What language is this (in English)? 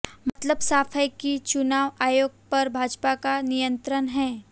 Hindi